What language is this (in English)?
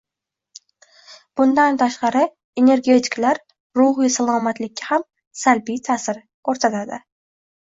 Uzbek